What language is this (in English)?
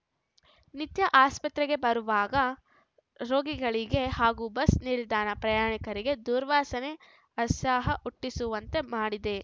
Kannada